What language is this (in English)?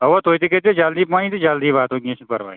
Kashmiri